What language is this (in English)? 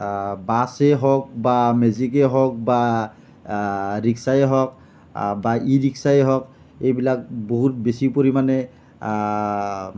Assamese